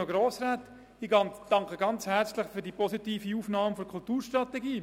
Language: Swiss German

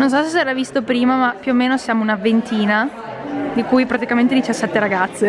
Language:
Italian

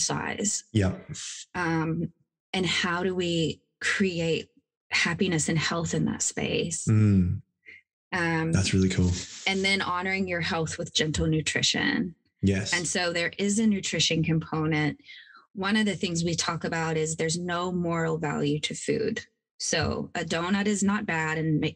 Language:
English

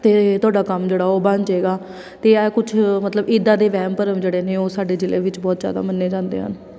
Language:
Punjabi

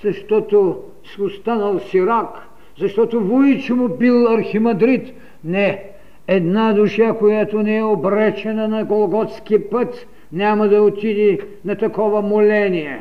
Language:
Bulgarian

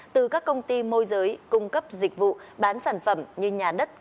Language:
Vietnamese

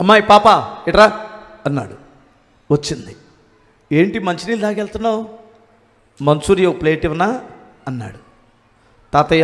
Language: Telugu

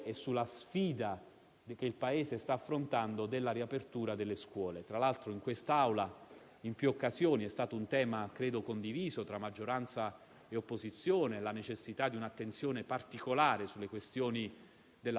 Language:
Italian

